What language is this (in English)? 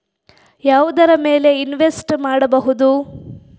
Kannada